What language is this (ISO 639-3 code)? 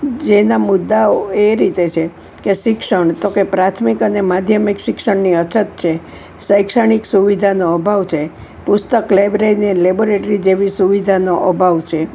guj